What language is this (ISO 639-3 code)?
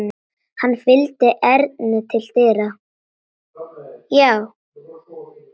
isl